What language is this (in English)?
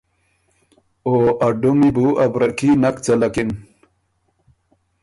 Ormuri